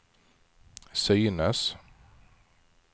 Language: Swedish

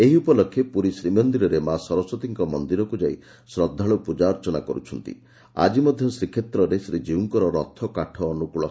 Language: Odia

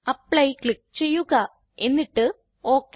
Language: Malayalam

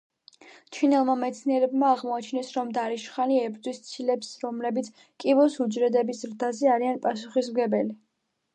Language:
Georgian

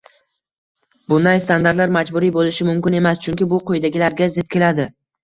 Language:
Uzbek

